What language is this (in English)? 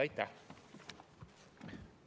Estonian